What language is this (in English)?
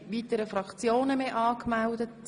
Swiss German